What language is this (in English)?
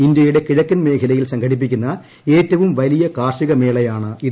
Malayalam